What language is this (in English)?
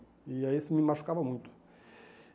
Portuguese